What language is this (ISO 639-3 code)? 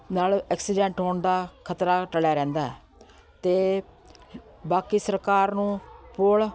pan